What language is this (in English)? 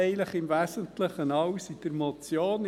Swiss German